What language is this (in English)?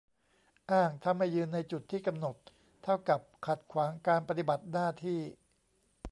Thai